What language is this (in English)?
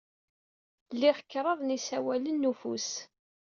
Kabyle